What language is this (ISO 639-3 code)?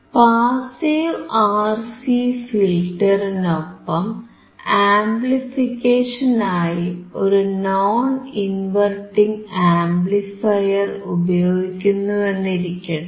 mal